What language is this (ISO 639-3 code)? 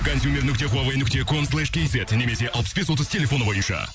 kaz